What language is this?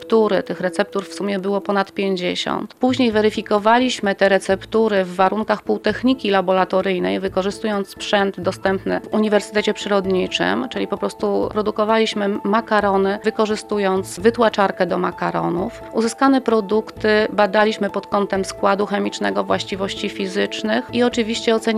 Polish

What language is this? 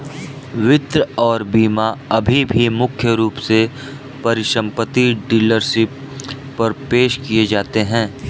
Hindi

